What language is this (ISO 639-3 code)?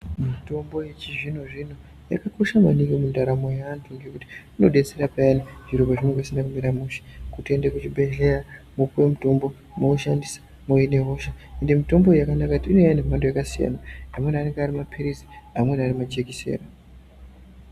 ndc